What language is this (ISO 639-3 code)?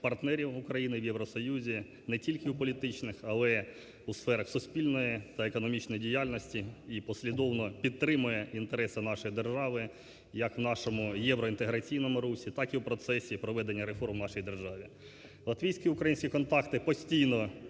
ukr